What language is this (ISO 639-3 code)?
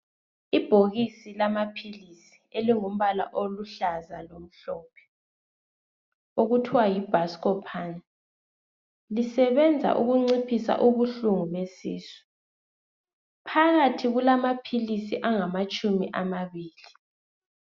nde